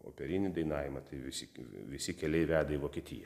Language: Lithuanian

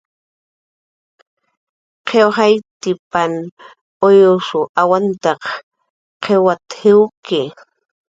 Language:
Jaqaru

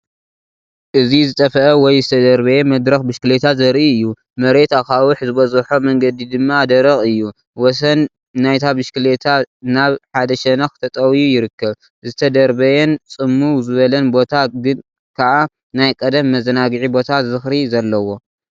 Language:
Tigrinya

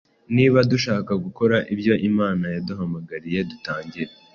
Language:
Kinyarwanda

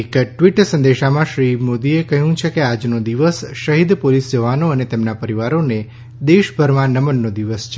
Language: Gujarati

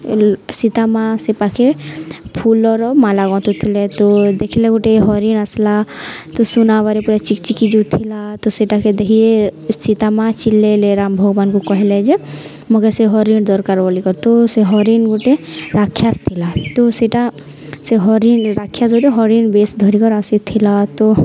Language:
Odia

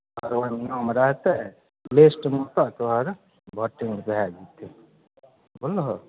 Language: Maithili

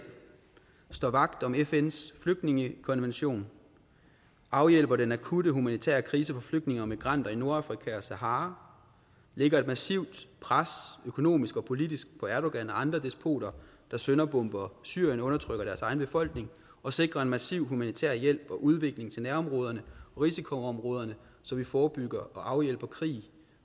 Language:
Danish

